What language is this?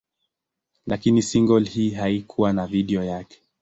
Swahili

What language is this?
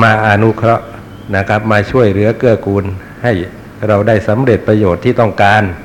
Thai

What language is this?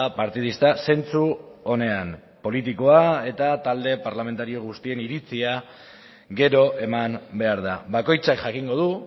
Basque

